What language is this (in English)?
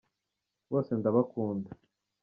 Kinyarwanda